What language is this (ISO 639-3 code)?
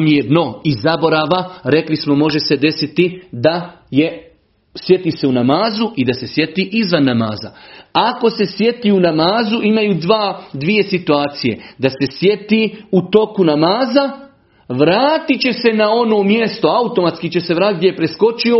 hrv